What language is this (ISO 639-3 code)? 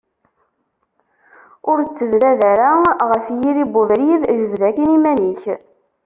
kab